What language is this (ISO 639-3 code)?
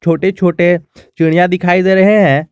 hin